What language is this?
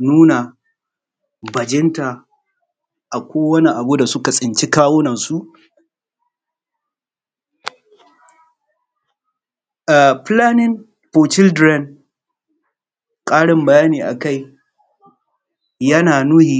Hausa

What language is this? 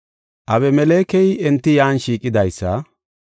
Gofa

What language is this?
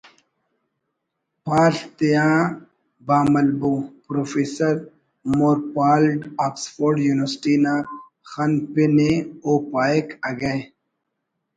Brahui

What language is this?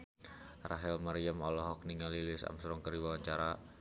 Sundanese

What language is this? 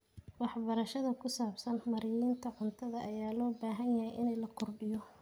Somali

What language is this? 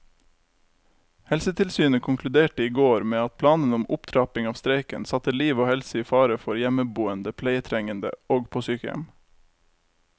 Norwegian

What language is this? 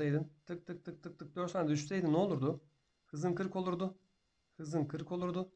Turkish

